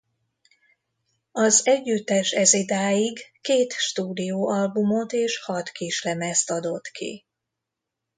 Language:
Hungarian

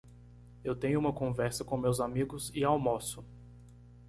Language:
Portuguese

